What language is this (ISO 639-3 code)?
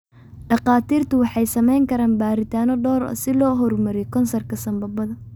som